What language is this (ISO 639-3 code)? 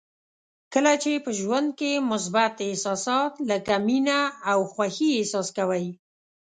pus